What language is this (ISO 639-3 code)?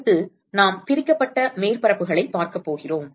tam